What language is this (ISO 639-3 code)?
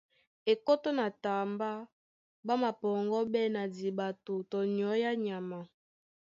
dua